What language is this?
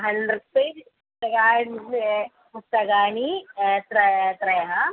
Sanskrit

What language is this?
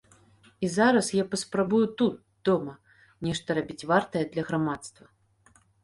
Belarusian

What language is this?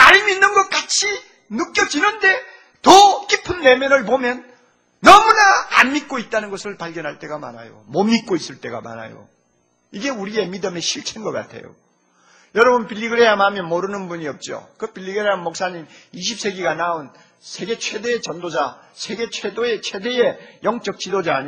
Korean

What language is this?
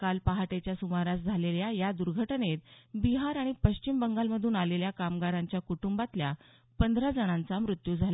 Marathi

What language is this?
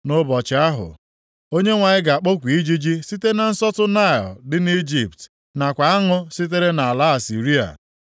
Igbo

